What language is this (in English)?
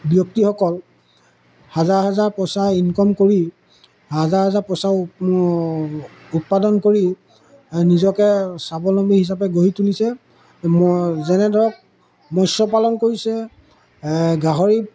Assamese